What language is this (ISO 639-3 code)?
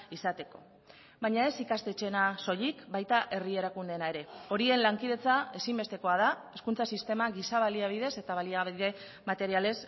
eus